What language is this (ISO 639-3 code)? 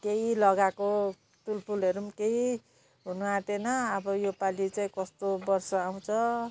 nep